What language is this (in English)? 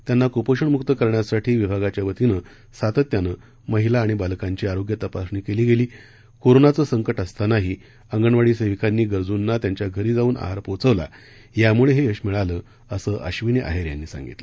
Marathi